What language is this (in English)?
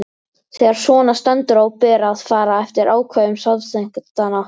Icelandic